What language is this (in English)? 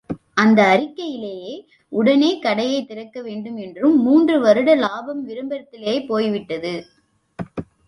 Tamil